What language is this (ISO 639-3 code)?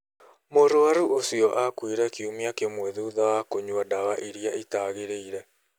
kik